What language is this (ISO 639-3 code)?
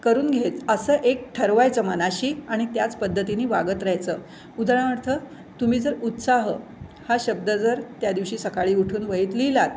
mar